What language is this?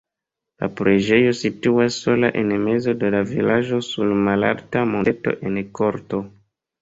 Esperanto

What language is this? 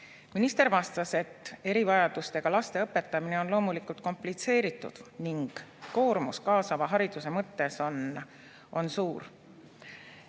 Estonian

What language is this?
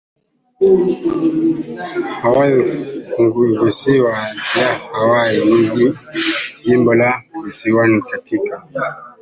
Swahili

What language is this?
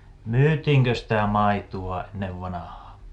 Finnish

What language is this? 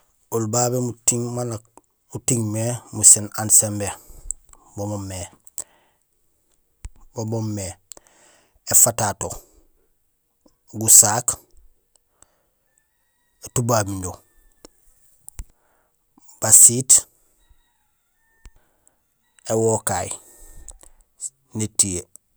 Gusilay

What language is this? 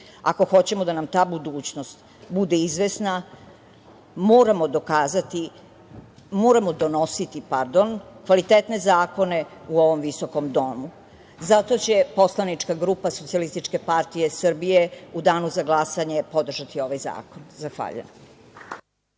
Serbian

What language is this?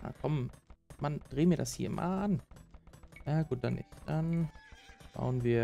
German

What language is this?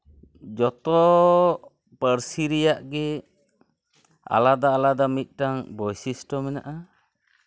Santali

